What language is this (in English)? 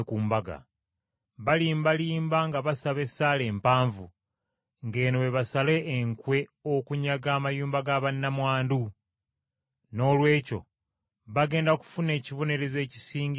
Ganda